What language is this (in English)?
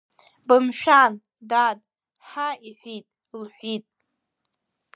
Abkhazian